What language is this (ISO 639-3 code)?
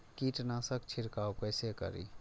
mai